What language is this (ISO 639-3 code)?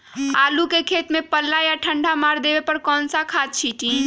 mag